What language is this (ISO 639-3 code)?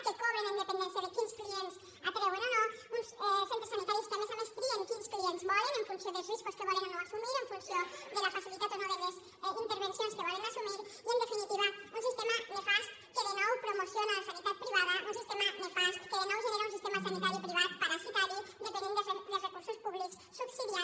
cat